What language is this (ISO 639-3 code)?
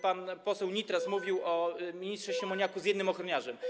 pol